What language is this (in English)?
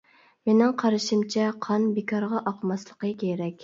Uyghur